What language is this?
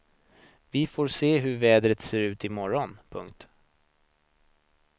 Swedish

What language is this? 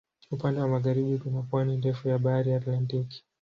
Swahili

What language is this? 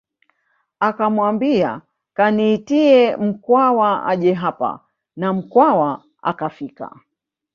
Swahili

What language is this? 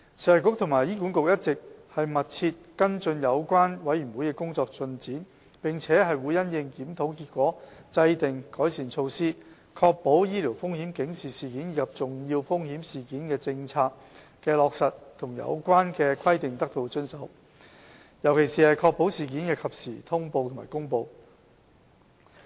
Cantonese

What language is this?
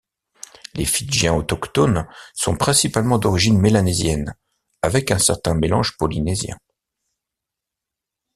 French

